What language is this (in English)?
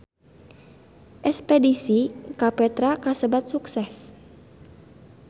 Sundanese